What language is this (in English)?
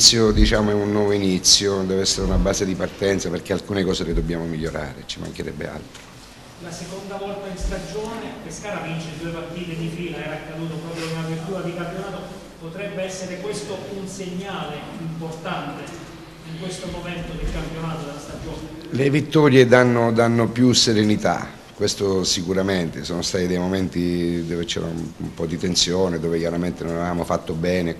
Italian